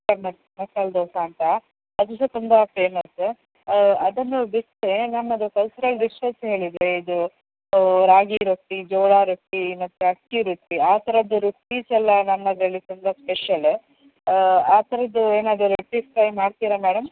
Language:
Kannada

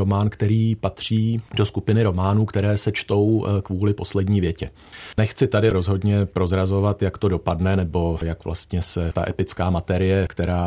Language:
Czech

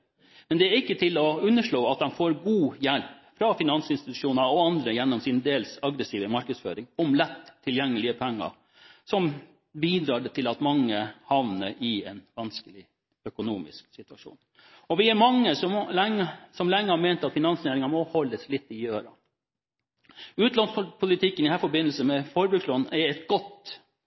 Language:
Norwegian Bokmål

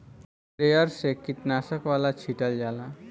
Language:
Bhojpuri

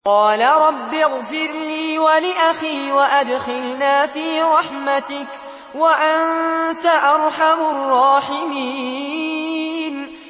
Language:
Arabic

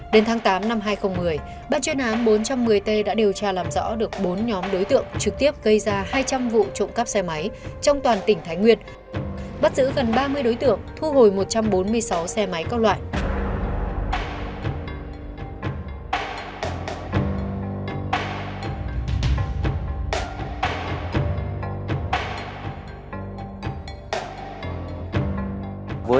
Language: Vietnamese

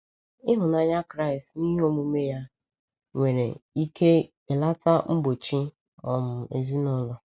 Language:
Igbo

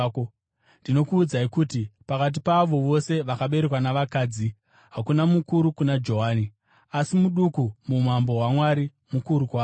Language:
Shona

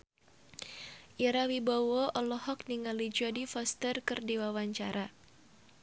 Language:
Sundanese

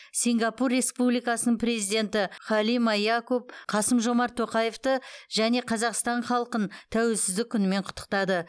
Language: Kazakh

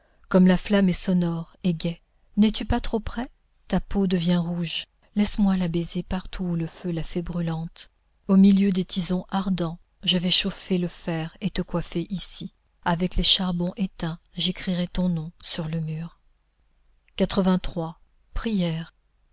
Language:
French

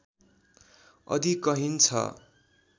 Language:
Nepali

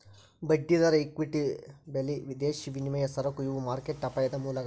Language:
Kannada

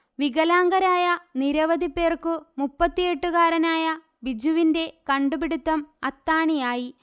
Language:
Malayalam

